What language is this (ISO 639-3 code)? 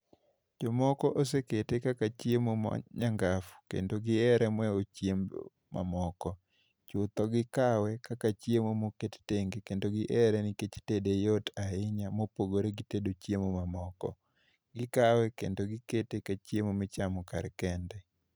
luo